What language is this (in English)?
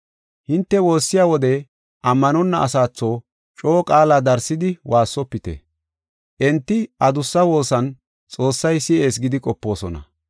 Gofa